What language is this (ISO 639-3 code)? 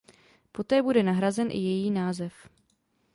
ces